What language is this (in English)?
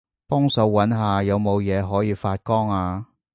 Cantonese